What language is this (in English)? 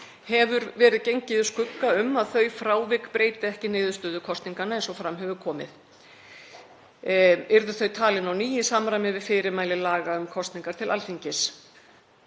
Icelandic